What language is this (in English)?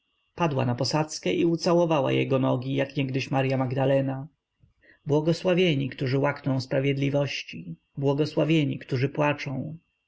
Polish